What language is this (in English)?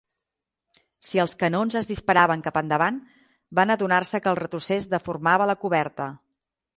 Catalan